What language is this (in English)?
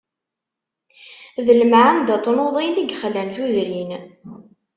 Kabyle